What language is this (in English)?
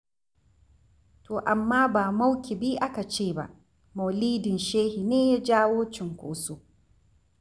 Hausa